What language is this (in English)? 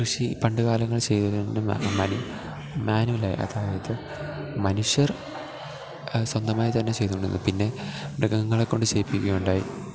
Malayalam